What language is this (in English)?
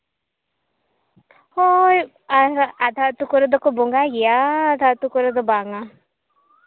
Santali